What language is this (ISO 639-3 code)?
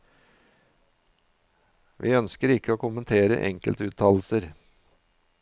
nor